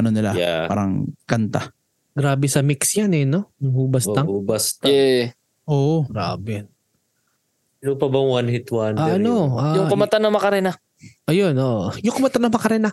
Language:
Filipino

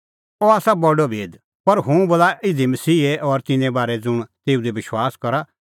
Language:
Kullu Pahari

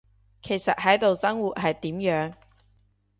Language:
Cantonese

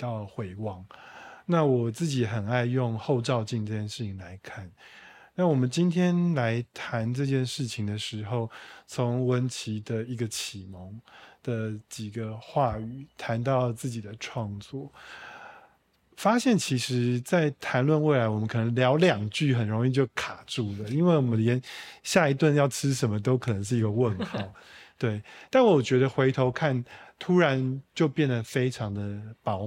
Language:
Chinese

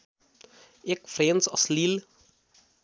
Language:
Nepali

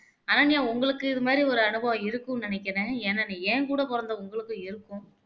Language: Tamil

